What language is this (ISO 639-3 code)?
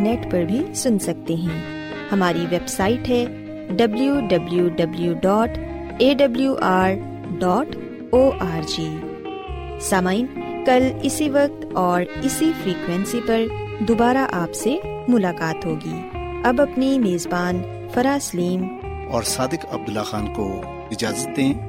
urd